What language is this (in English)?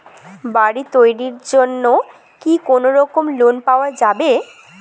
Bangla